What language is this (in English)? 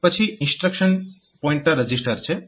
Gujarati